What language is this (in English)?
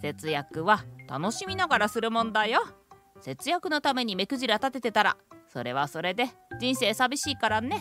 Japanese